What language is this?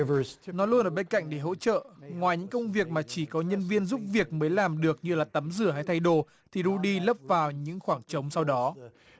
Vietnamese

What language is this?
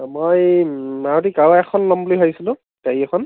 Assamese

